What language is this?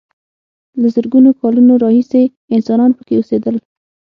Pashto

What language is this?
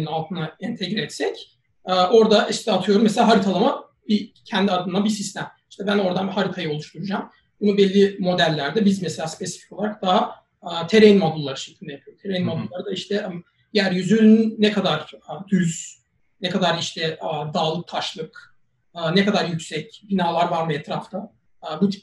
Turkish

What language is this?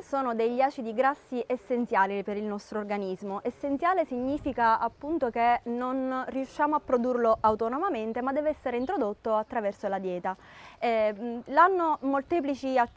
Italian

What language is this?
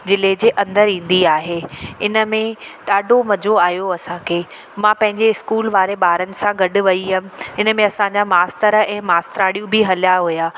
Sindhi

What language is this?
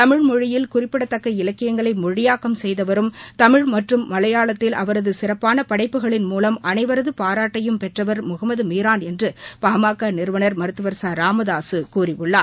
Tamil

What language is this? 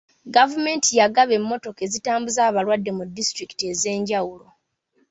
Ganda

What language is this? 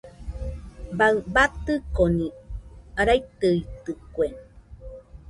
Nüpode Huitoto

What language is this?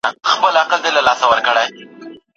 Pashto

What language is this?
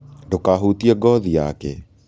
Kikuyu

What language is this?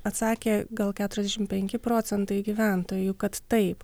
Lithuanian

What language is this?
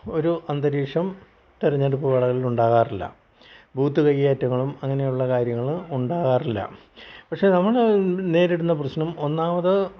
Malayalam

